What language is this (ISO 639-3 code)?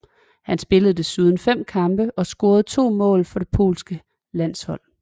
dan